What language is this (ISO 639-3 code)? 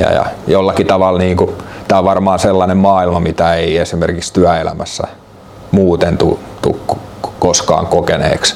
fin